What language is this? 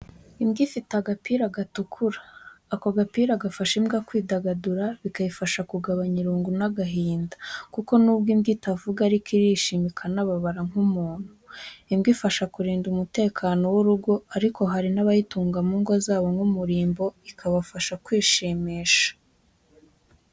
Kinyarwanda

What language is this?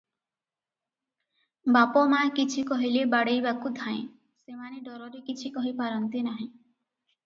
Odia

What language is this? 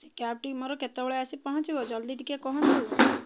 Odia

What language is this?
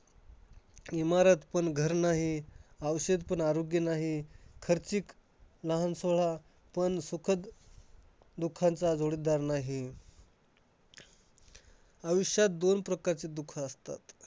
Marathi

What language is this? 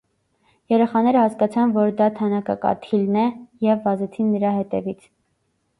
Armenian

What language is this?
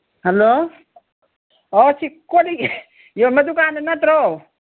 Manipuri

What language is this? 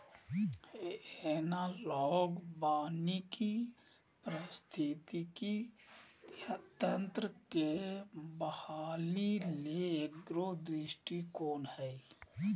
Magahi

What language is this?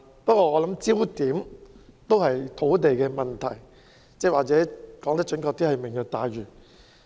Cantonese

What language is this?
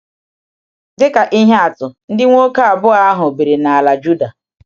Igbo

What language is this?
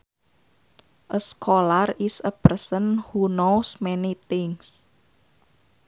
Sundanese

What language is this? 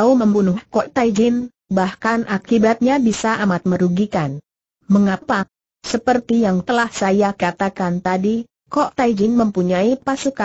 Indonesian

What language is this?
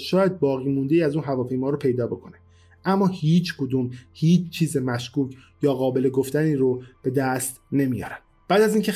Persian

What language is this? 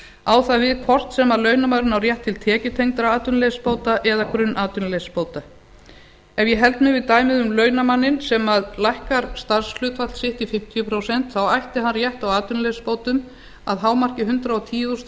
Icelandic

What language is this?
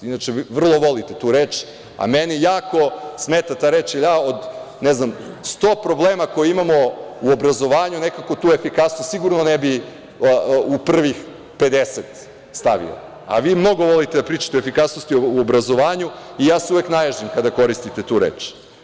Serbian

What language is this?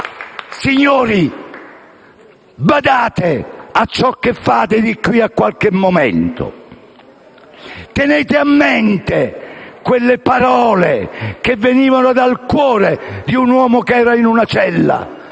Italian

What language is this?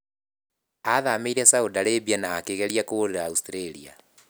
Kikuyu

